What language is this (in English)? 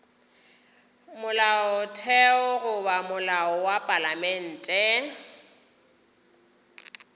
Northern Sotho